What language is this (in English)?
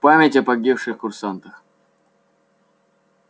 Russian